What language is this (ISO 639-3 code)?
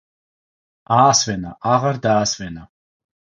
kat